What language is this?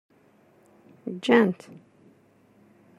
Kabyle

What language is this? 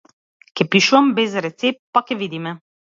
Macedonian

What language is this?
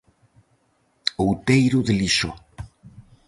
Galician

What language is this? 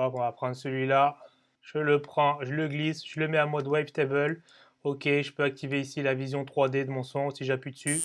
French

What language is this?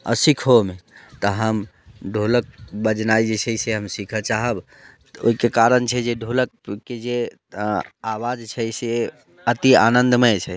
Maithili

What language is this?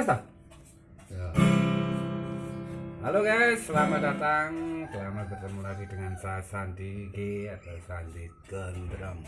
Indonesian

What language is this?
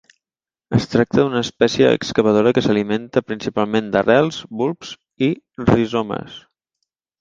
Catalan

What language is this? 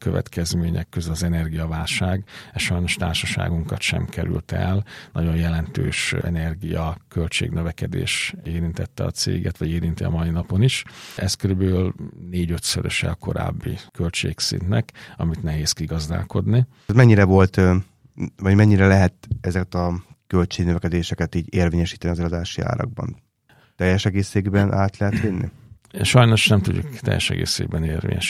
Hungarian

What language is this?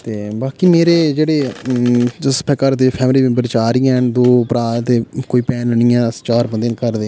Dogri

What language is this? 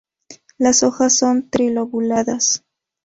Spanish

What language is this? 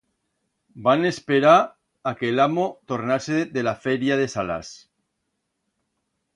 Aragonese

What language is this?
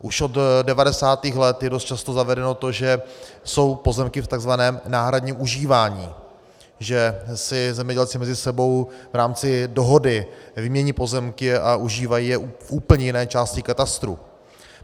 Czech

